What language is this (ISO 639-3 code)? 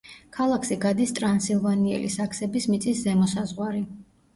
kat